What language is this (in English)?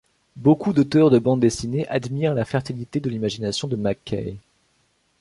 French